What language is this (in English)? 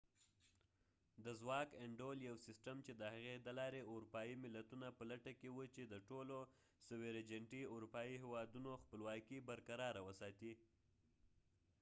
Pashto